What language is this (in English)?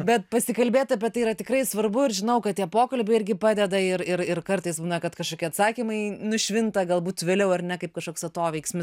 Lithuanian